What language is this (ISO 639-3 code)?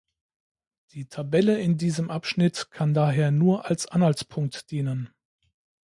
deu